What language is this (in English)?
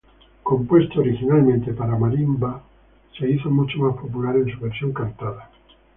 Spanish